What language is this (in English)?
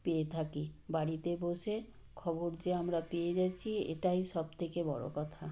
Bangla